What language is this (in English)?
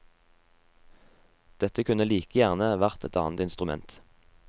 Norwegian